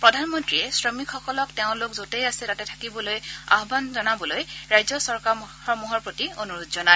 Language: Assamese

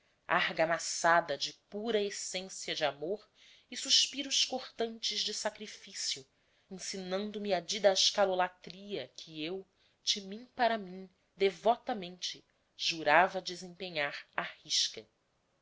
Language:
Portuguese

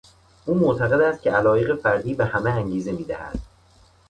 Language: Persian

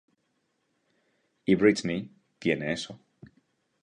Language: Spanish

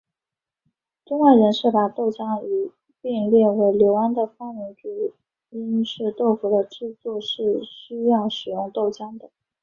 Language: Chinese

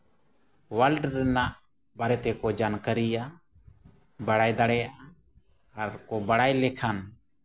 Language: Santali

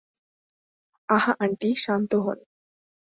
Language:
Bangla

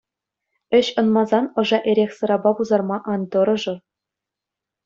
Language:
Chuvash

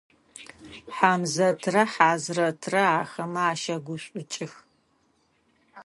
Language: Adyghe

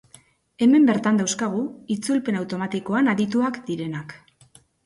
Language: Basque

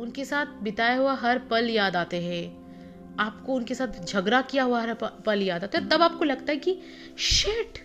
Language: Hindi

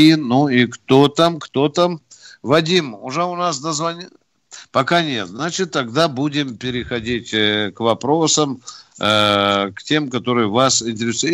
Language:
Russian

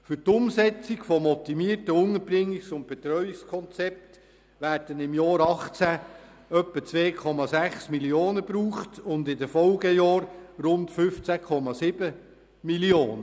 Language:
Swiss German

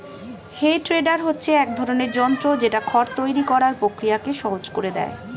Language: Bangla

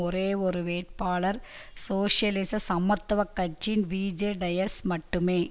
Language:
Tamil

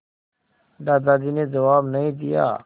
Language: Hindi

